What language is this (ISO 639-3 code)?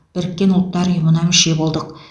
kaz